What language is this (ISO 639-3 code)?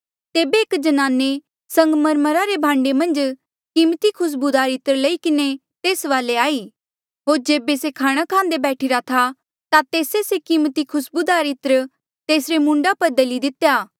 mjl